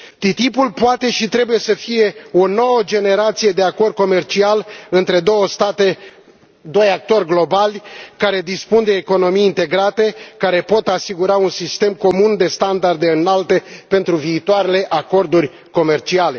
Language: Romanian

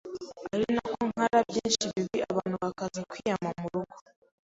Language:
Kinyarwanda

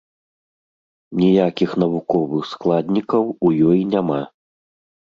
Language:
Belarusian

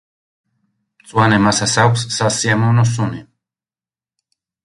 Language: Georgian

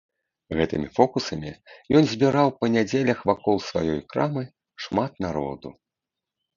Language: Belarusian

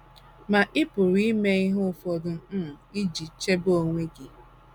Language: Igbo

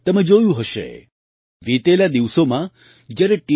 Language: Gujarati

